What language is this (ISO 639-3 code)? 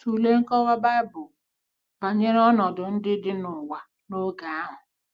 ibo